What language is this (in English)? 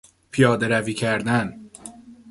Persian